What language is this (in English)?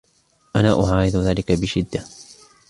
Arabic